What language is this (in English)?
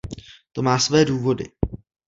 Czech